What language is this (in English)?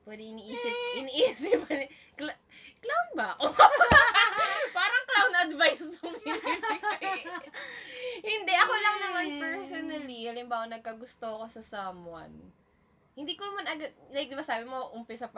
Filipino